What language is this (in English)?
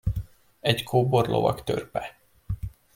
Hungarian